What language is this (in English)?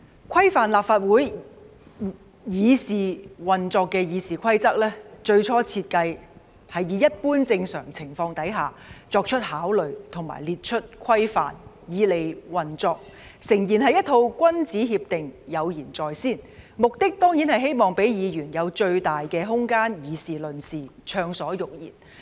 Cantonese